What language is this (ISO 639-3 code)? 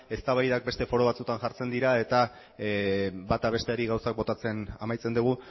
eus